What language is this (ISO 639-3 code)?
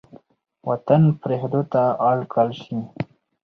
pus